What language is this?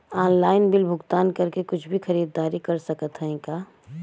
Bhojpuri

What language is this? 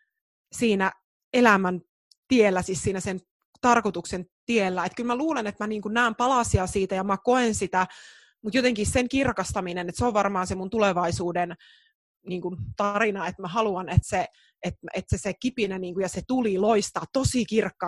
Finnish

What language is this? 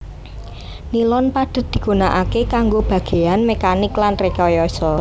Javanese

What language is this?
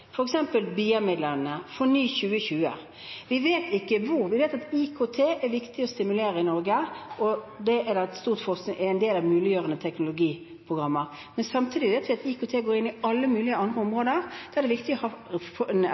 Norwegian Bokmål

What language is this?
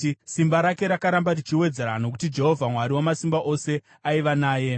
Shona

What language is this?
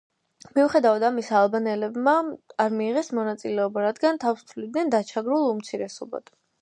Georgian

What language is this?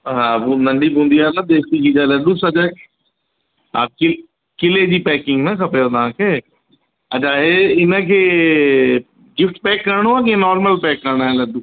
Sindhi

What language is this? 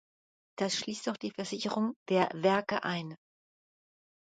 German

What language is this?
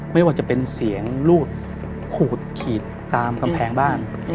Thai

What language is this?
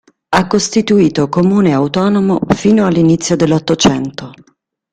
Italian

